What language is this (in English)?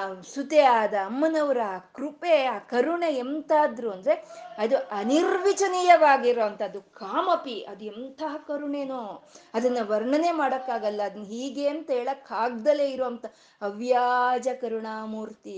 Kannada